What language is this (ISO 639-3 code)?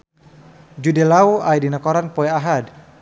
sun